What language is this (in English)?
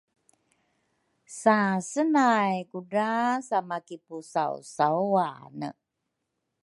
Rukai